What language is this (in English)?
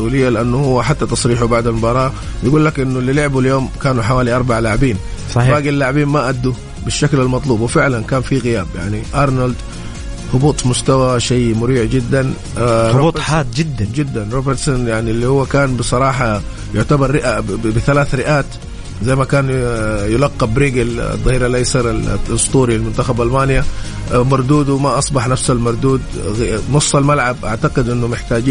Arabic